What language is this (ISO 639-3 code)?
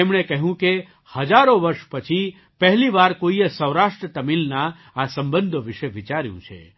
guj